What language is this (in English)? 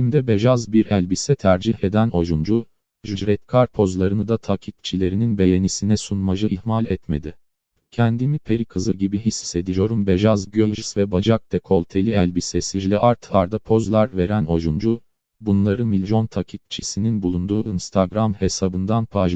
Turkish